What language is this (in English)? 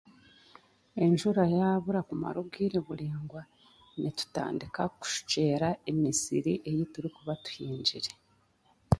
Chiga